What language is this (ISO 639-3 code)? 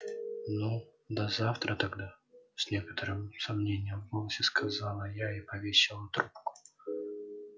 rus